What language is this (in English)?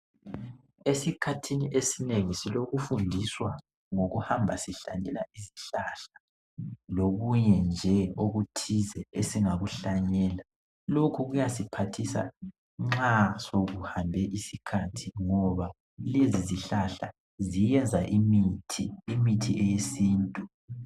North Ndebele